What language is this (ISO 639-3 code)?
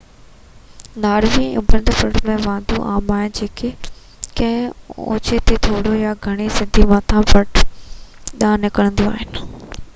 snd